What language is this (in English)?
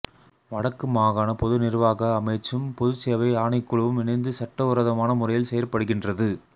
Tamil